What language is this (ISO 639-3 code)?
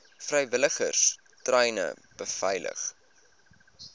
afr